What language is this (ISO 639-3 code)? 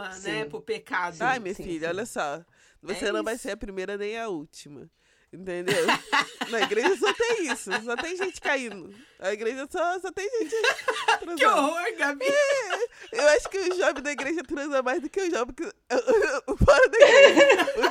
por